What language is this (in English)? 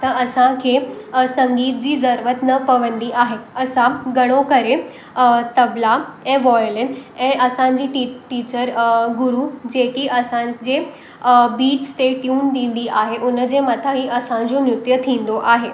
Sindhi